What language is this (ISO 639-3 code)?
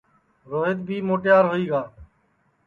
ssi